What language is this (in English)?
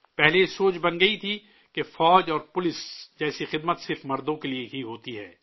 Urdu